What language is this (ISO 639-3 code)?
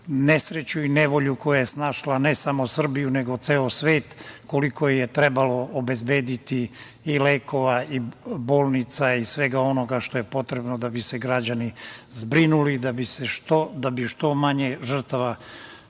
srp